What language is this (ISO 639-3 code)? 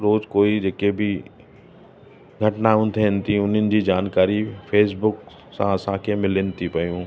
snd